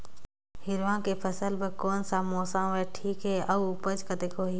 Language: Chhattisgarhi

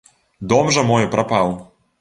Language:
Belarusian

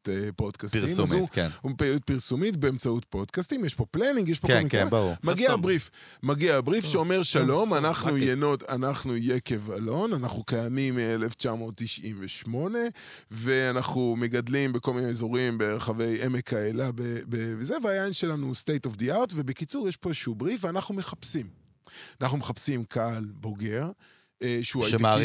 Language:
Hebrew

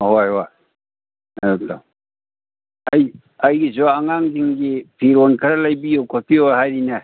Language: Manipuri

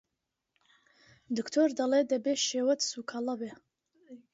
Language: Central Kurdish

